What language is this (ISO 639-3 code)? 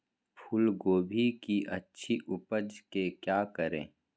mag